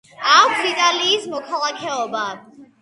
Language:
Georgian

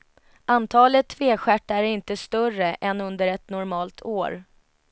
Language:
Swedish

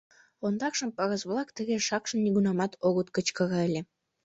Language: Mari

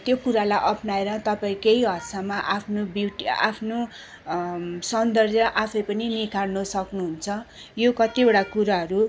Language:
Nepali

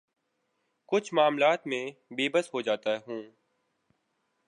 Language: Urdu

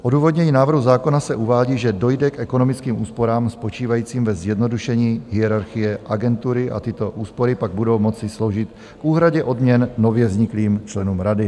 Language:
Czech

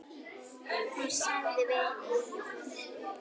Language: Icelandic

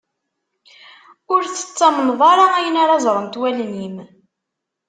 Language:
Kabyle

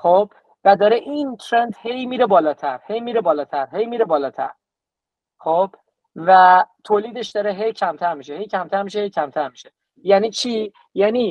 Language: Persian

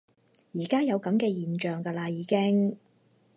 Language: Cantonese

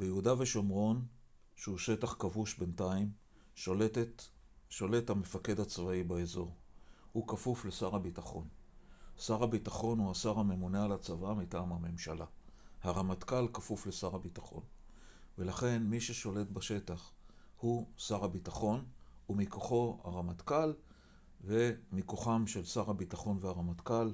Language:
Hebrew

